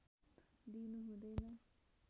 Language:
Nepali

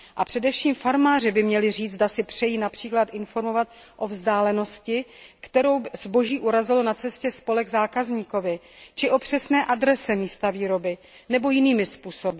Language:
Czech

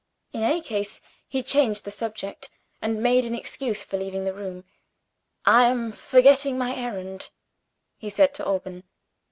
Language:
English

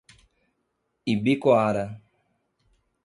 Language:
Portuguese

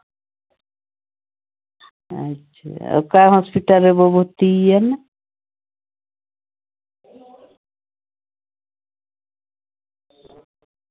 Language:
Santali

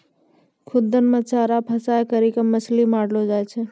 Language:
Maithili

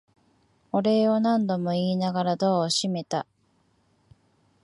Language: Japanese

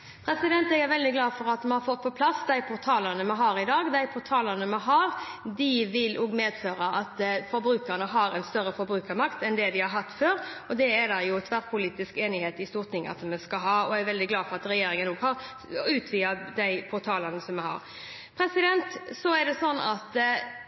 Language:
Norwegian Bokmål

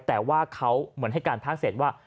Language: Thai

